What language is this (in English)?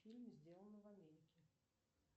Russian